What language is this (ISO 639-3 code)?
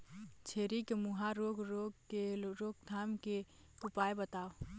hne